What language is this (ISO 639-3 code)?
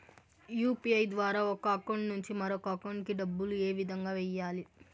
tel